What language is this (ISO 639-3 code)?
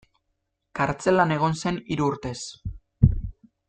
eus